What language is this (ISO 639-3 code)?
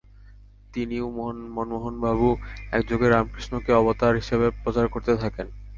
ben